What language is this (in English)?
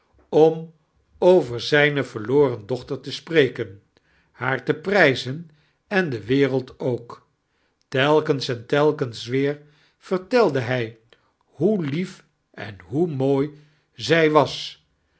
Dutch